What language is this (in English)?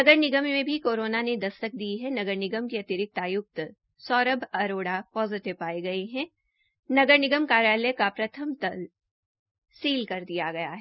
Hindi